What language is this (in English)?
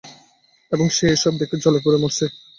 Bangla